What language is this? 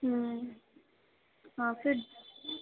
Punjabi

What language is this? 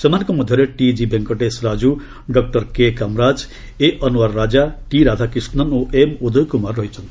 Odia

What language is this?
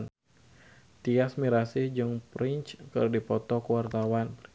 Sundanese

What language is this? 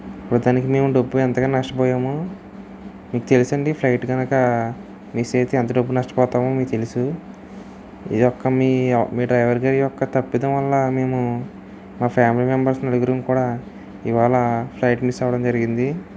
Telugu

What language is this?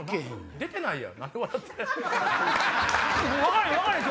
Japanese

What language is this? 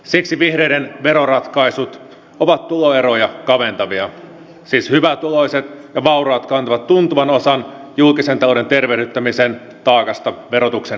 Finnish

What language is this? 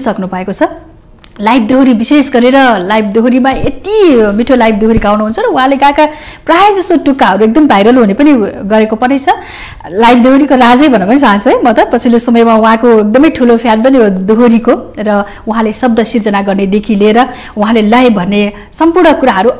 Indonesian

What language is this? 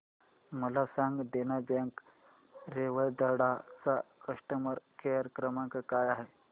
Marathi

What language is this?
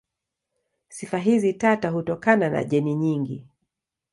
Swahili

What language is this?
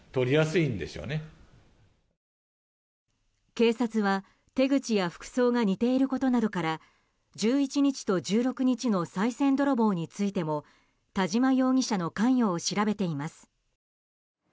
Japanese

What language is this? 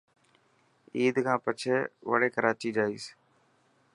Dhatki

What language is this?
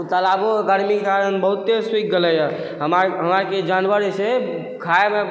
Maithili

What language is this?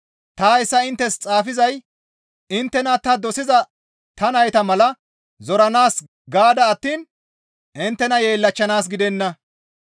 Gamo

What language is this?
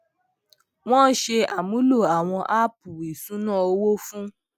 Yoruba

